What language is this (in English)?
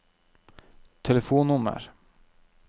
Norwegian